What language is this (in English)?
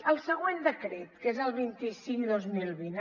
Catalan